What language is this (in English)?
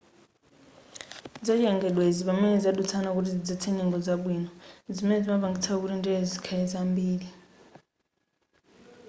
Nyanja